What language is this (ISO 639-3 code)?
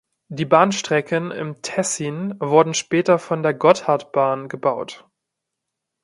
deu